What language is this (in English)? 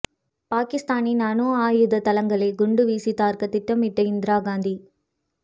Tamil